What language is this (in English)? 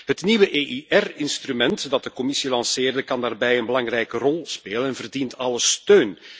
Dutch